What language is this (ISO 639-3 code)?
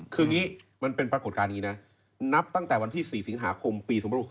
tha